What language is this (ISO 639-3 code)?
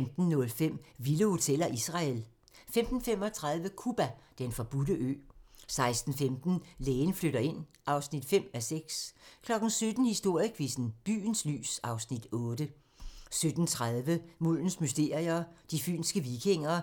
dan